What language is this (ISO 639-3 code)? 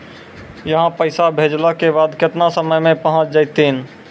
mai